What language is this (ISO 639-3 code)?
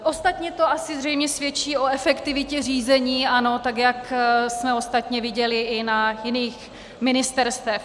ces